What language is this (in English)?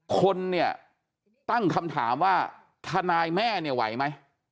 Thai